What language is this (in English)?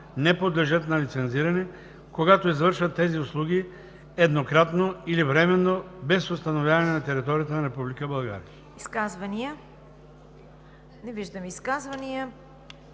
Bulgarian